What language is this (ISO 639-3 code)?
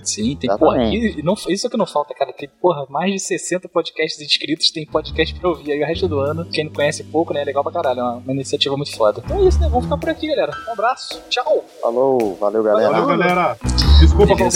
por